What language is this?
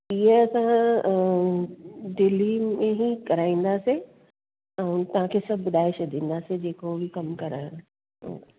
Sindhi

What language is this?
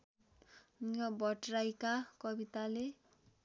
Nepali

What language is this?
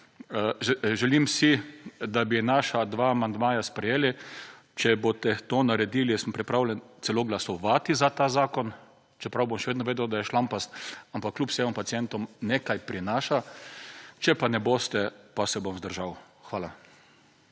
Slovenian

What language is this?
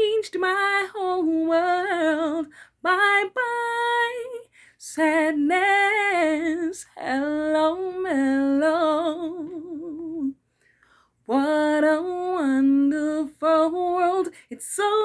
English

